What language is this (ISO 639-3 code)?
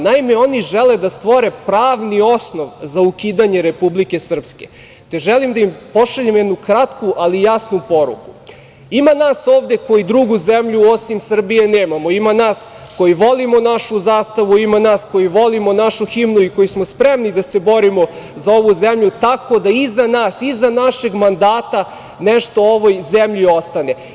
srp